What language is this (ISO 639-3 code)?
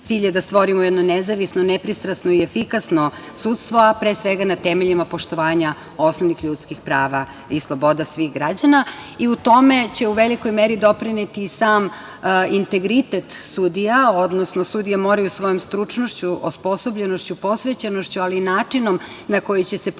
srp